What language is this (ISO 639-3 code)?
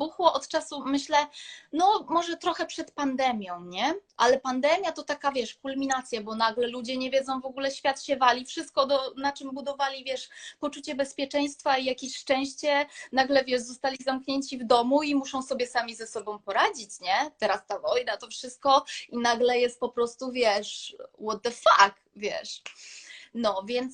pol